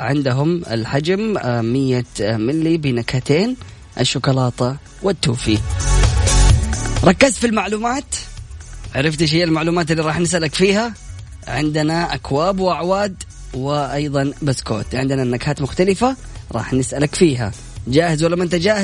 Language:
Arabic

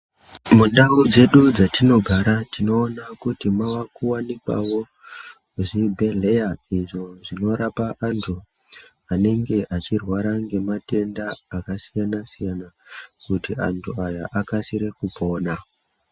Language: Ndau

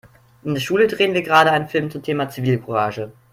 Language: German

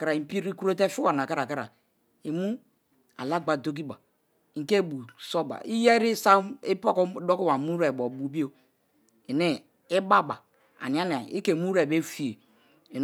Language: Kalabari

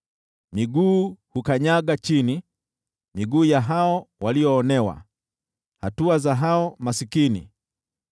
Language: Swahili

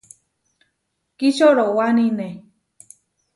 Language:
Huarijio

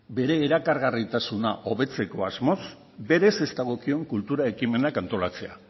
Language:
Basque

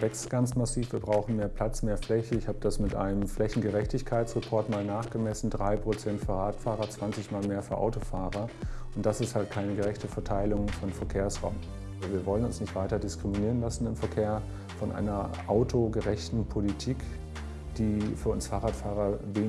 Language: German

